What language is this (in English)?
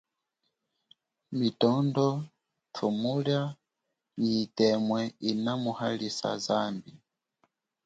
Chokwe